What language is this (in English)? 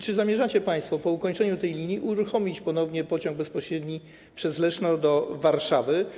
Polish